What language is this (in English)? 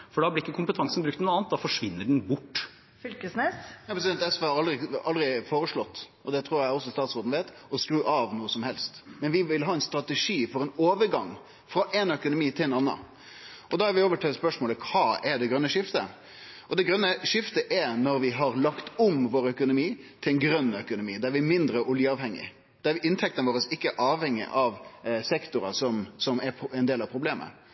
Norwegian